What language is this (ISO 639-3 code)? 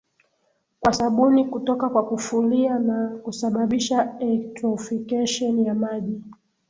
swa